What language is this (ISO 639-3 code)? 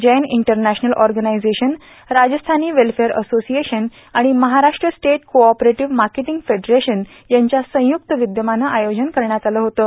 mar